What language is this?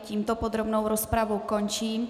Czech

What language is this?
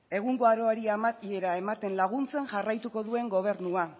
Basque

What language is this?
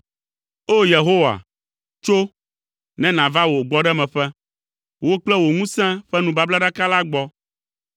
Ewe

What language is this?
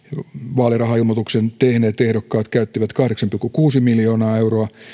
Finnish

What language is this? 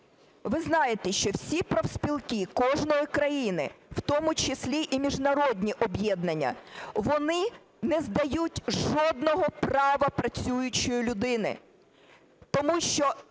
Ukrainian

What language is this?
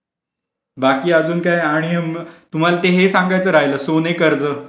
Marathi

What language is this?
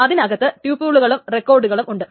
Malayalam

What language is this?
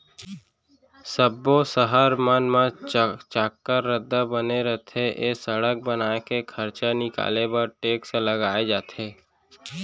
Chhattisgarhi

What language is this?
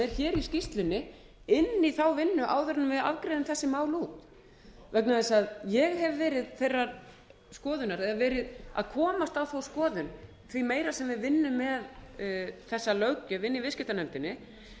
Icelandic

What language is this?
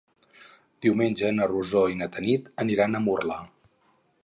Catalan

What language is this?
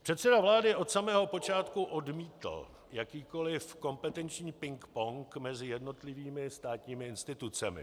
Czech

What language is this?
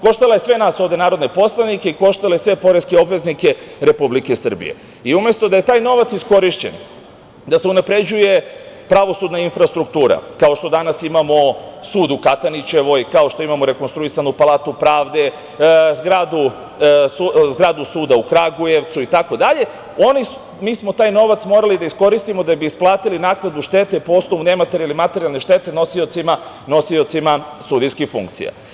Serbian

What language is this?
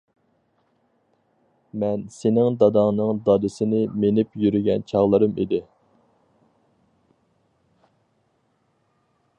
Uyghur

